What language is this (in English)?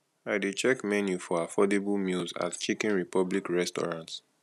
Nigerian Pidgin